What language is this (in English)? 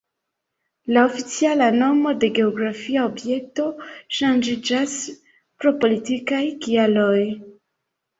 Esperanto